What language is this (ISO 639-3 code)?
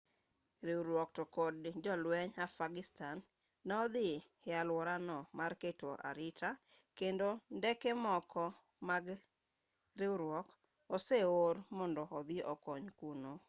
luo